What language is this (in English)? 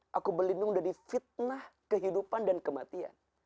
Indonesian